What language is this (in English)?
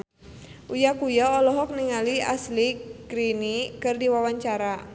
Sundanese